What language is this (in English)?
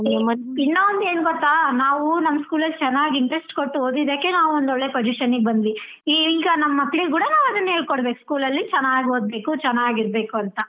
Kannada